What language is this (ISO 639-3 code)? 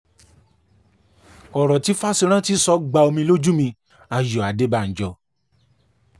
yor